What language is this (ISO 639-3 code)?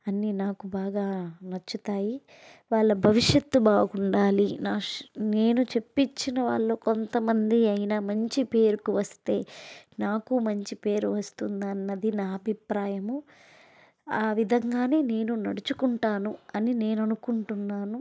tel